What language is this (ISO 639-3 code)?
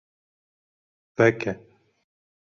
kur